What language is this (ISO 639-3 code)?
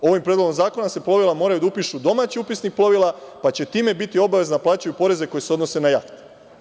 srp